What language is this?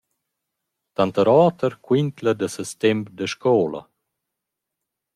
Romansh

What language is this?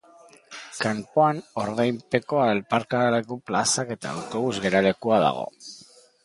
Basque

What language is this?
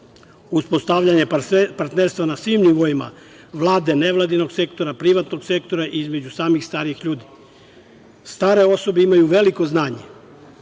Serbian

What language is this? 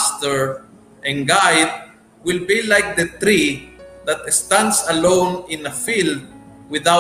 Filipino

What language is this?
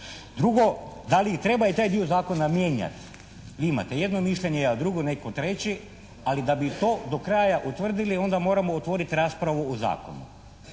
Croatian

